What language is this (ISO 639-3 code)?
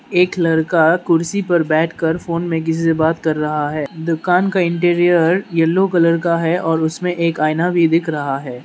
hin